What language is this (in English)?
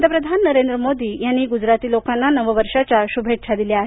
Marathi